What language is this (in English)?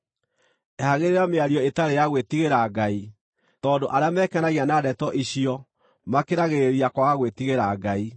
Kikuyu